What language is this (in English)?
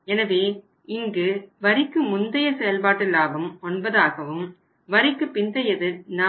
Tamil